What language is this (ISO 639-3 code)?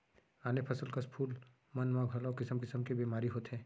hne